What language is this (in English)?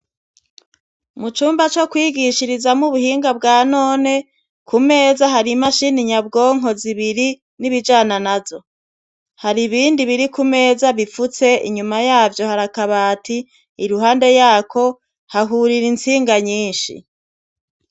Rundi